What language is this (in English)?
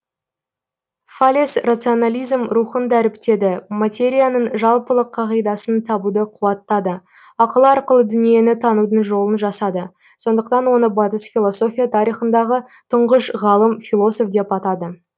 Kazakh